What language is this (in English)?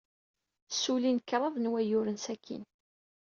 Kabyle